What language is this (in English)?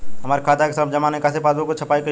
Bhojpuri